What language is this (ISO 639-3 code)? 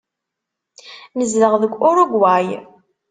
kab